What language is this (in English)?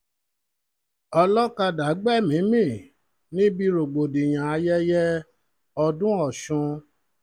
Yoruba